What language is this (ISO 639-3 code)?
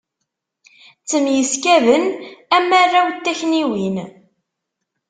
kab